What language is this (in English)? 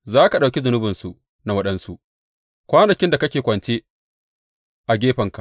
Hausa